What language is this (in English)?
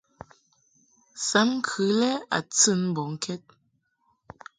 Mungaka